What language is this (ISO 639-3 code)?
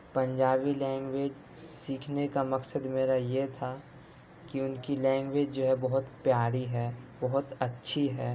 urd